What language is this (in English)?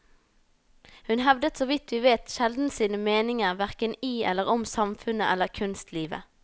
Norwegian